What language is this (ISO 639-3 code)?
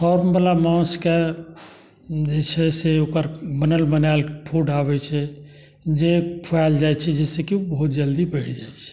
mai